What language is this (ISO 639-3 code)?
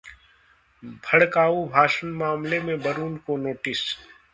hin